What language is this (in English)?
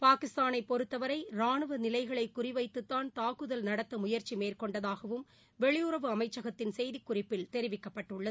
Tamil